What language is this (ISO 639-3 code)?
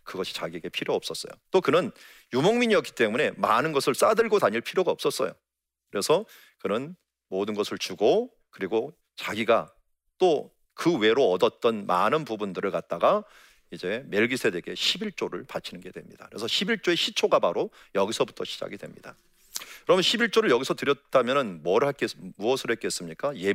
kor